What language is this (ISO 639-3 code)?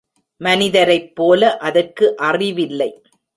tam